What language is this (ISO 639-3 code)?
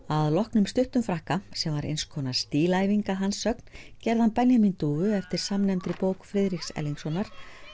isl